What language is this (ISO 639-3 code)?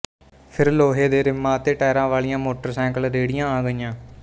pan